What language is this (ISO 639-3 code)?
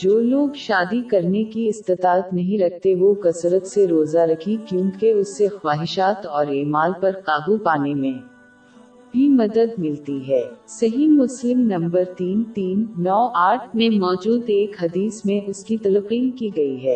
urd